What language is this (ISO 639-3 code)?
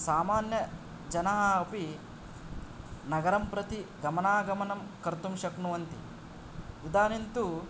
san